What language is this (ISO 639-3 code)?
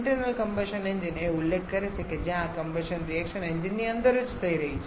guj